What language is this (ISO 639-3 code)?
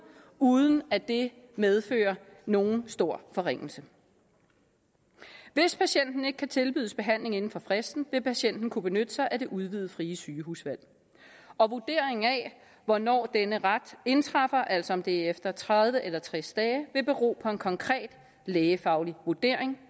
dan